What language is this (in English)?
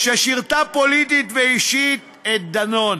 Hebrew